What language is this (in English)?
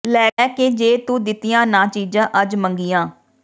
Punjabi